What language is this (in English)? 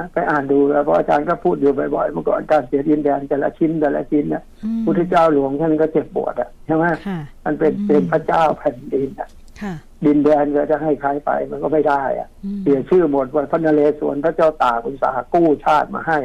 Thai